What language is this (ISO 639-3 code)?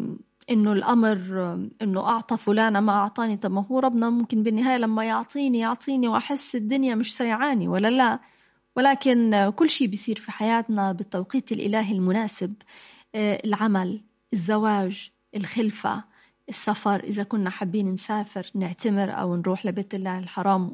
ara